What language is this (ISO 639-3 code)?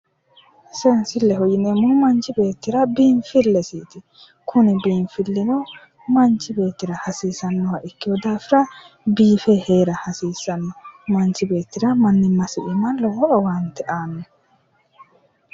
sid